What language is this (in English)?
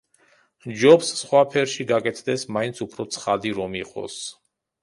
Georgian